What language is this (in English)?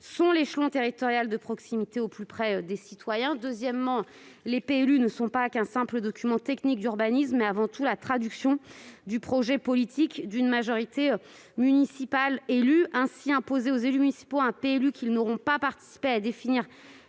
French